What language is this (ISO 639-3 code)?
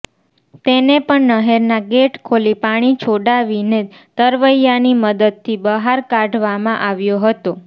guj